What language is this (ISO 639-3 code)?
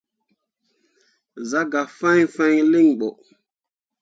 mua